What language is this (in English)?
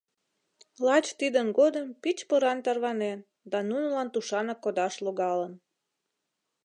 Mari